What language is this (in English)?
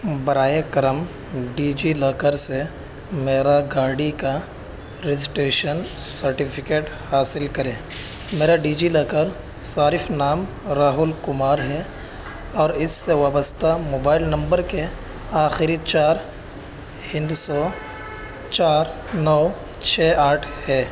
Urdu